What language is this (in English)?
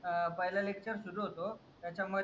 Marathi